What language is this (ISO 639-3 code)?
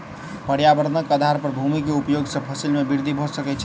mai